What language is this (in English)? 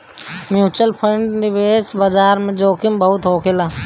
Bhojpuri